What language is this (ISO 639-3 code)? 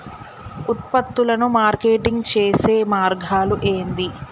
tel